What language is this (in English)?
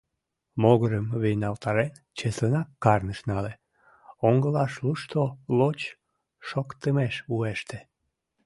Mari